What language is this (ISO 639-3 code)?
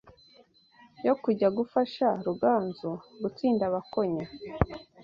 kin